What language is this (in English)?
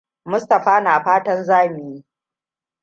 Hausa